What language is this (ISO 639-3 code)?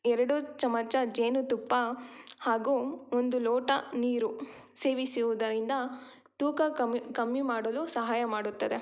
kan